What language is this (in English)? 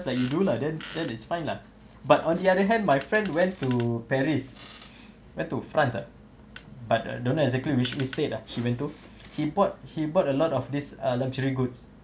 English